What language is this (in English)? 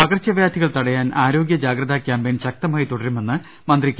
Malayalam